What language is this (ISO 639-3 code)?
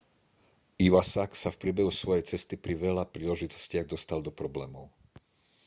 slk